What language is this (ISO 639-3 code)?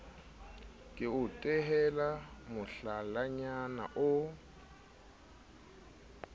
sot